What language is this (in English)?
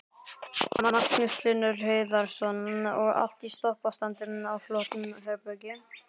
Icelandic